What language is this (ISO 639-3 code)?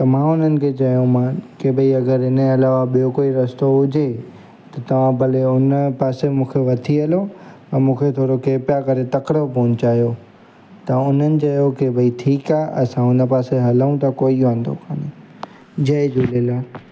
snd